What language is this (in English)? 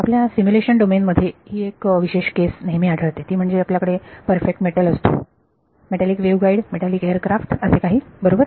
Marathi